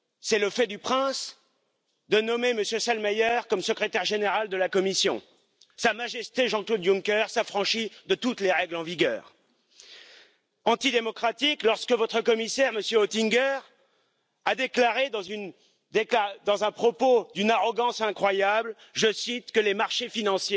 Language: Polish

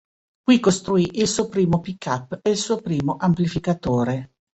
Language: Italian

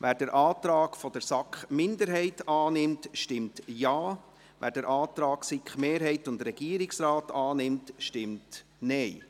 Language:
Swiss German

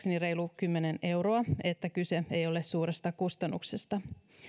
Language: Finnish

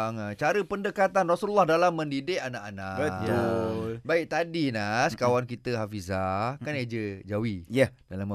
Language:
Malay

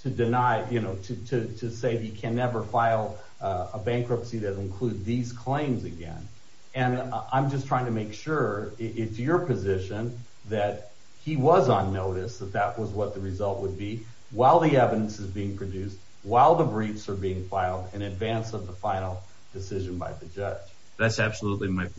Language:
English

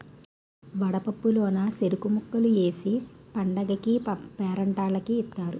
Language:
Telugu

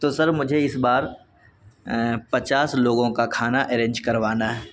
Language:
Urdu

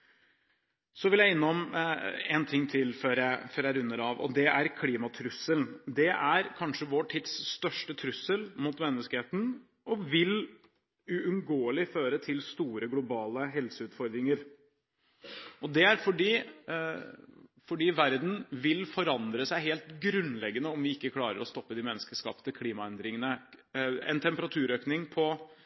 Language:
Norwegian Bokmål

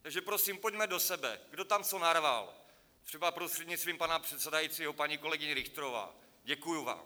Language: Czech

